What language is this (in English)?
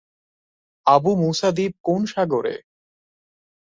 Bangla